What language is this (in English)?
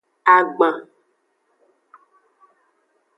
Aja (Benin)